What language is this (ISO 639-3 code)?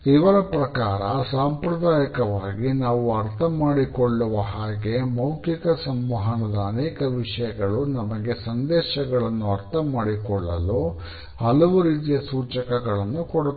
kan